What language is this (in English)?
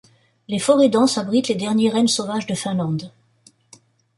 French